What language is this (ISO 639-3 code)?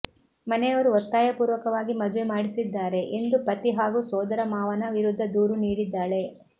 kan